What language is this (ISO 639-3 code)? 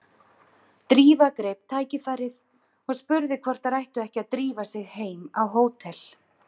isl